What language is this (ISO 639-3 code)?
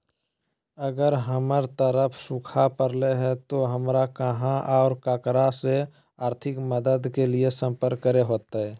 mag